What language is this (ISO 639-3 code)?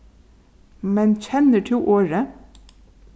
fao